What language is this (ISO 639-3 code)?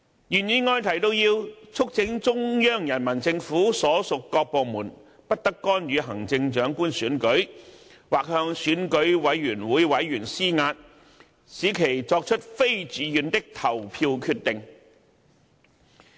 yue